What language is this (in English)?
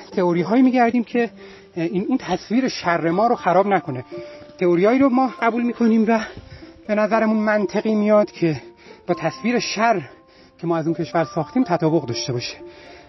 Persian